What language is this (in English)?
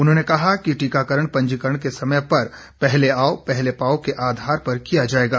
Hindi